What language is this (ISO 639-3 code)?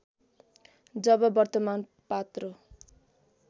nep